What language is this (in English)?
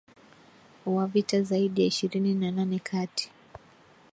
Swahili